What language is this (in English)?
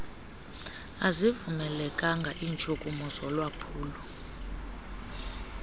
Xhosa